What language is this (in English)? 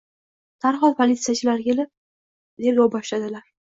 Uzbek